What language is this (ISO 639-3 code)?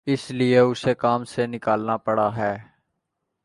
urd